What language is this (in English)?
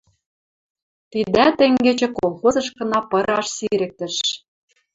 Western Mari